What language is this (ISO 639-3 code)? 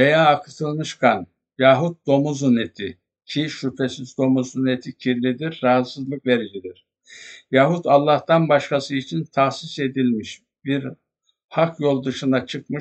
tur